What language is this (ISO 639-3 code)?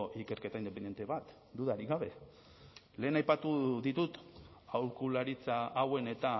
eus